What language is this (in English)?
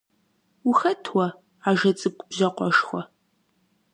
Kabardian